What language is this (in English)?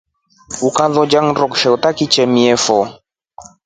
Rombo